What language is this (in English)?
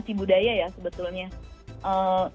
Indonesian